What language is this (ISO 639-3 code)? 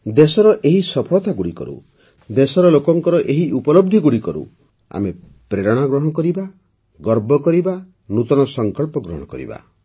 ori